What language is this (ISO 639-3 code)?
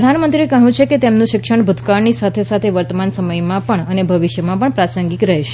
guj